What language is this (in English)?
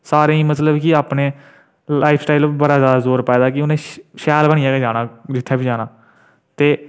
Dogri